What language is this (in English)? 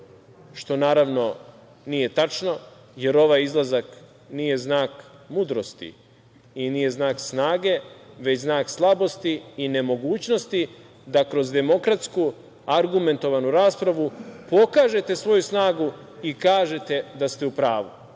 Serbian